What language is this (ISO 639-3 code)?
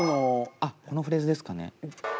jpn